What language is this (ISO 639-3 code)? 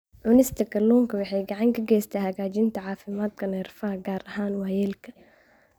som